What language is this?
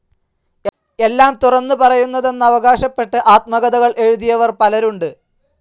Malayalam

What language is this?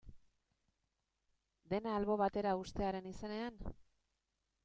Basque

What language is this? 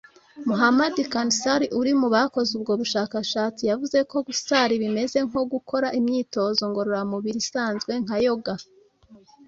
Kinyarwanda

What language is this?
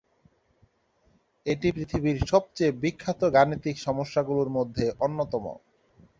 Bangla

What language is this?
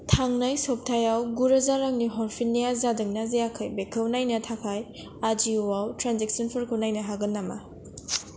Bodo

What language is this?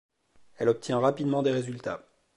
French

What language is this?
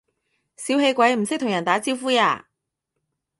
Cantonese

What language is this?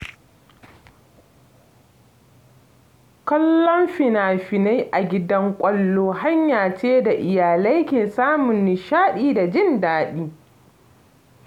Hausa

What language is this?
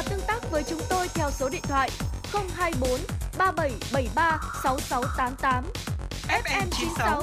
Vietnamese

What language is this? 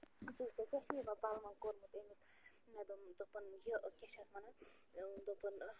Kashmiri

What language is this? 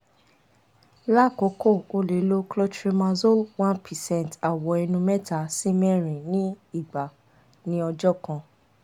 Yoruba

